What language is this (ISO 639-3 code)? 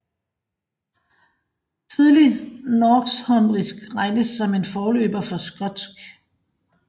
dan